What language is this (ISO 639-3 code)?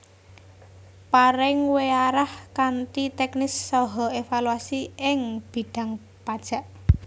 jav